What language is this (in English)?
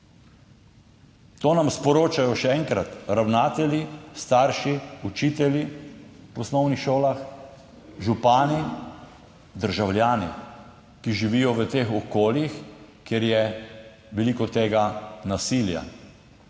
Slovenian